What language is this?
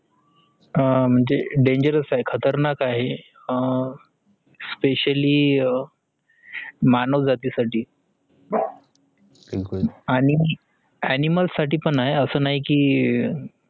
Marathi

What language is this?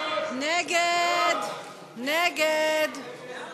Hebrew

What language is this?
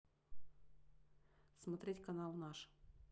Russian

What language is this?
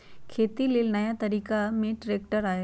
Magahi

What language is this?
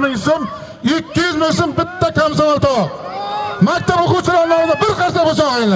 Turkish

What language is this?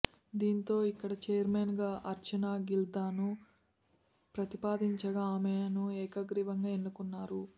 Telugu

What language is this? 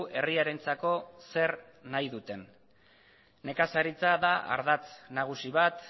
Basque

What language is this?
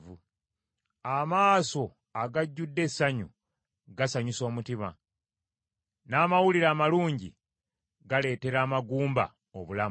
Ganda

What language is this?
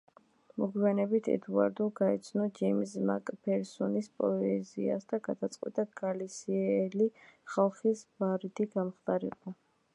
Georgian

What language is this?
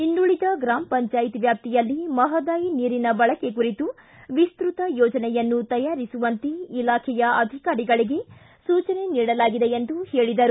Kannada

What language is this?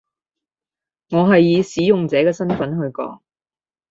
Cantonese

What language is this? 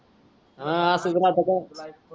Marathi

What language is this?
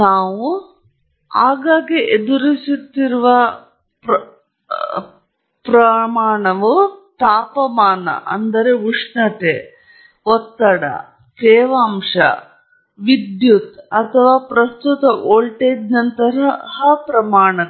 Kannada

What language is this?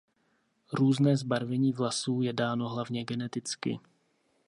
Czech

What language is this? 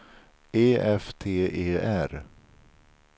Swedish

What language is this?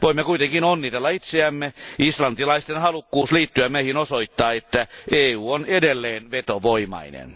Finnish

